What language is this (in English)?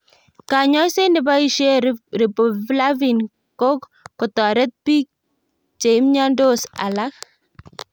Kalenjin